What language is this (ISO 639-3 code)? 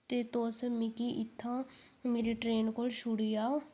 doi